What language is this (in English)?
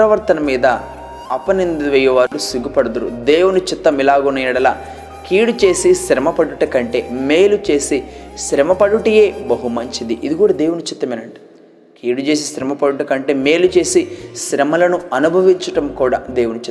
Telugu